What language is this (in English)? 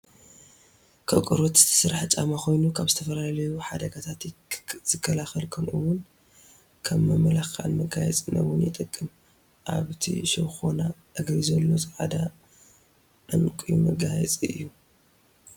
Tigrinya